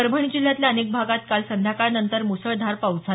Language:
Marathi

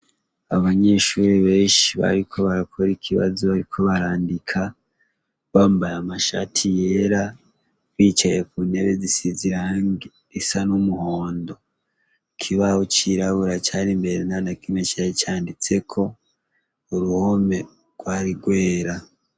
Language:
Rundi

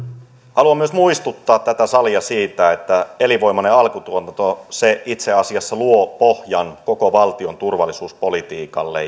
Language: Finnish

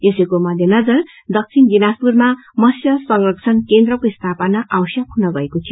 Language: Nepali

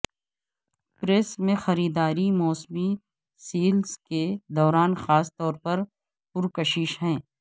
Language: Urdu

